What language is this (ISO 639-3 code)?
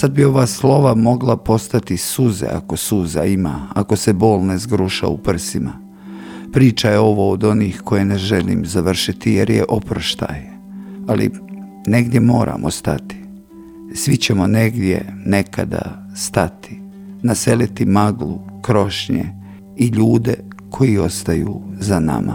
hrv